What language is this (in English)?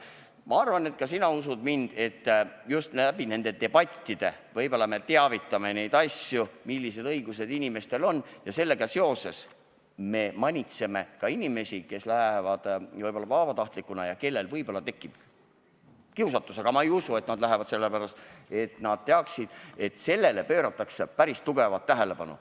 Estonian